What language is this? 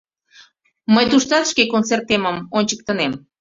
Mari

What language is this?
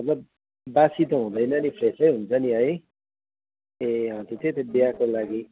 Nepali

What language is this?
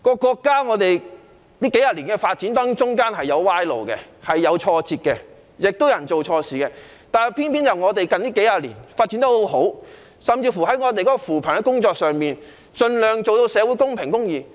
Cantonese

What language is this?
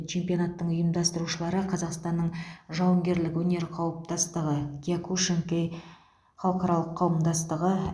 Kazakh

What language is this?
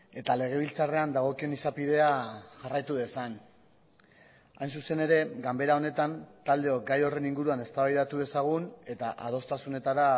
Basque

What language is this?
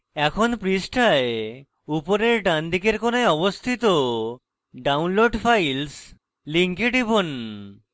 Bangla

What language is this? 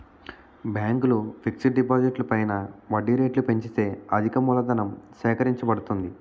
Telugu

